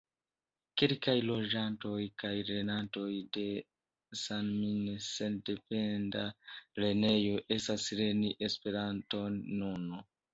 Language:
Esperanto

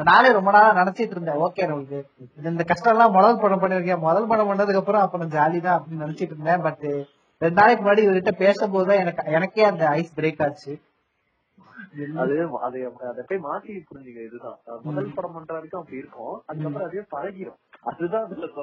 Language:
Tamil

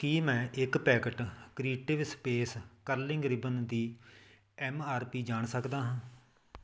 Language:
Punjabi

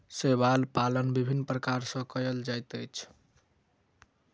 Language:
Maithili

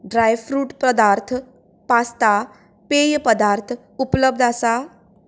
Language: Konkani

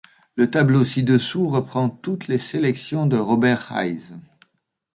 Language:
French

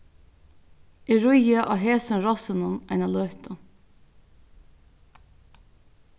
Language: Faroese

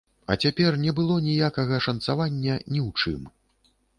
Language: Belarusian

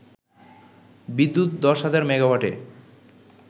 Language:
Bangla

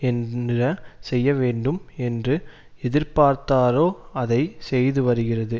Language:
Tamil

